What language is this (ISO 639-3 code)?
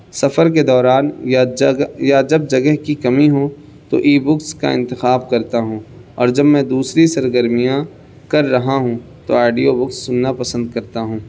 urd